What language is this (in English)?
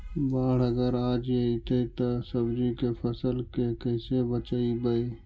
Magahi